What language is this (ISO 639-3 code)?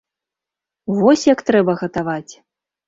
bel